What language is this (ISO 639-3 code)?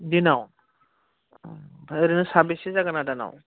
brx